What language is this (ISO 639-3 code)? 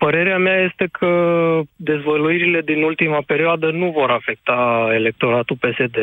ron